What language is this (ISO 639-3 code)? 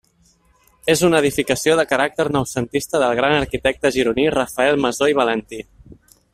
cat